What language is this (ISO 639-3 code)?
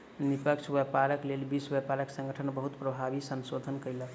mai